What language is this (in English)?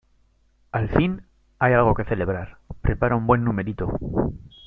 Spanish